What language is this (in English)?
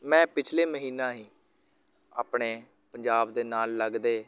Punjabi